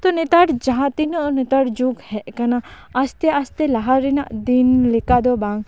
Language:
Santali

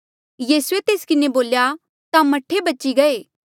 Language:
Mandeali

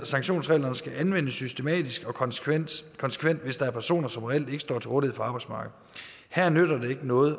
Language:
Danish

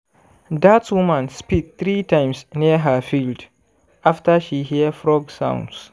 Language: Nigerian Pidgin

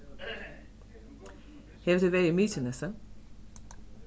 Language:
Faroese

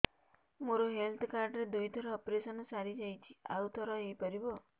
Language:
Odia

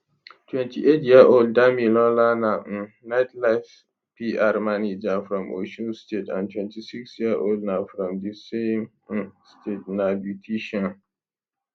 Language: Nigerian Pidgin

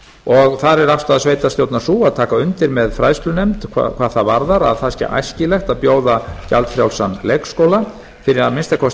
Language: Icelandic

